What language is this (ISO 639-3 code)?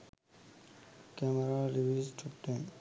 sin